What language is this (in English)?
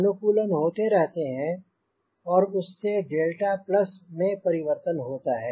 Hindi